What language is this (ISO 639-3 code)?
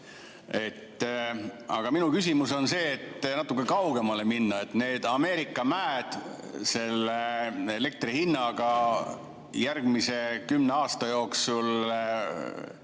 est